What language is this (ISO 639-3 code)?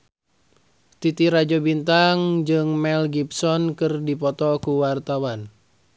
sun